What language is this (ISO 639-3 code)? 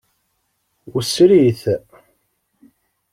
kab